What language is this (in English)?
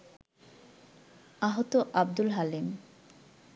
Bangla